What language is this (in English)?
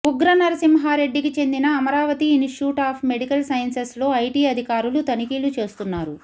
Telugu